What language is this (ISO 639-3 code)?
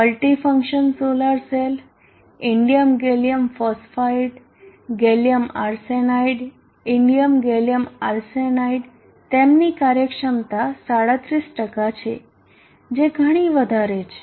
guj